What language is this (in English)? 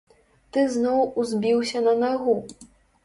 Belarusian